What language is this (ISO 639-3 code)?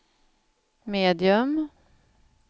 swe